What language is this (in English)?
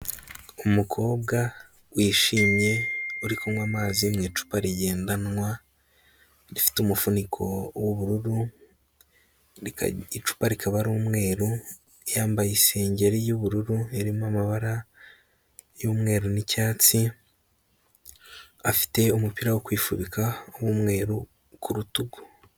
Kinyarwanda